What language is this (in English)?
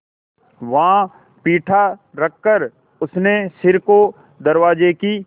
Hindi